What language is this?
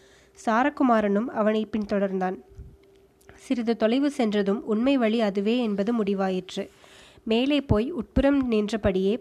Tamil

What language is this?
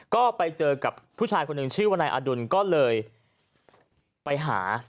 Thai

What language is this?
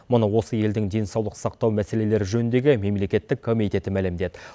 Kazakh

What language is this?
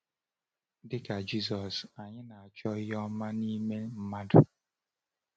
Igbo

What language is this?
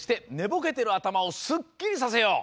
Japanese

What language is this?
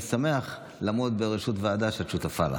Hebrew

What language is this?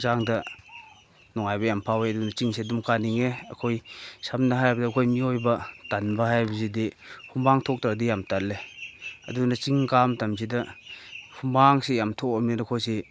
Manipuri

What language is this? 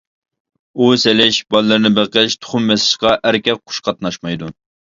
Uyghur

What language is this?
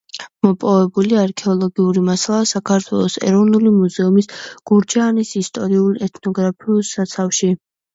Georgian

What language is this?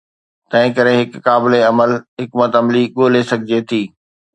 Sindhi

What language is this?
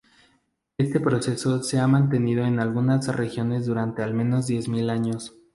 Spanish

